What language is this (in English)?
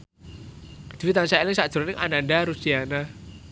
Javanese